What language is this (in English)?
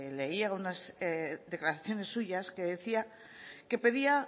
Spanish